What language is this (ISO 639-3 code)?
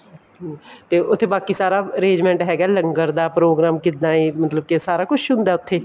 pan